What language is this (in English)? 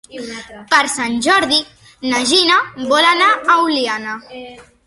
Catalan